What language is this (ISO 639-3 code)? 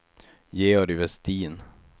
swe